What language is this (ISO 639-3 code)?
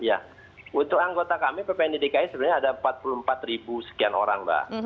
ind